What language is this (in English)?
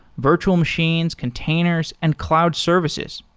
English